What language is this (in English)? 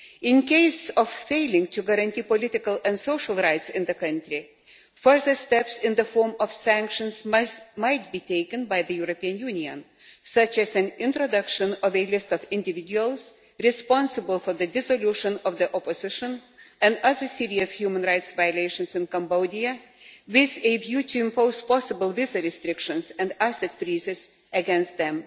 English